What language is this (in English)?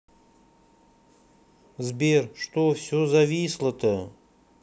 Russian